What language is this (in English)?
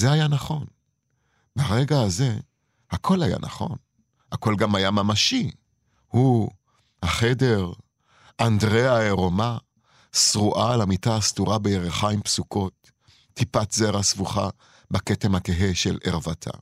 Hebrew